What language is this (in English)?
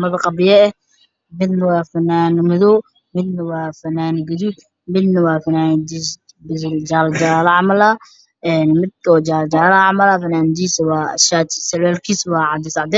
Somali